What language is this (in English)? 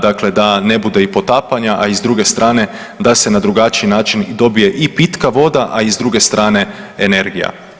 Croatian